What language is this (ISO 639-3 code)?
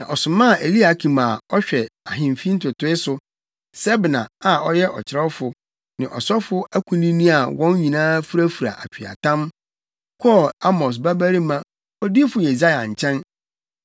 aka